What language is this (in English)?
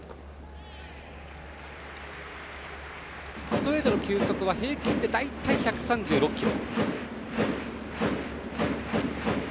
Japanese